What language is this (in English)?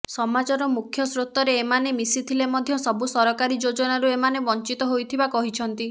Odia